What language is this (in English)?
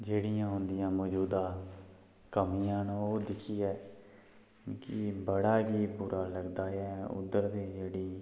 Dogri